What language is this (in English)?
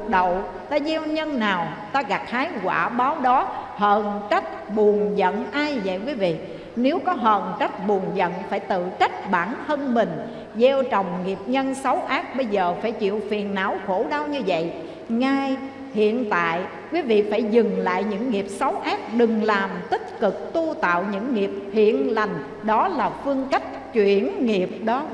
Vietnamese